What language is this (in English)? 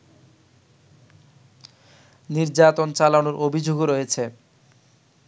Bangla